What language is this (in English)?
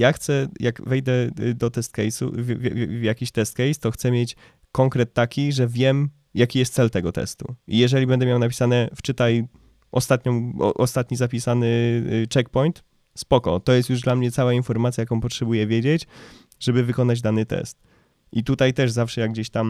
Polish